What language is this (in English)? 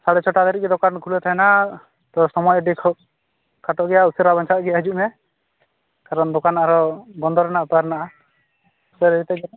Santali